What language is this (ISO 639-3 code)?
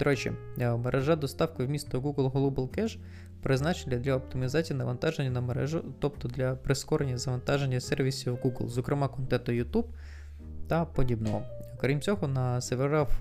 ukr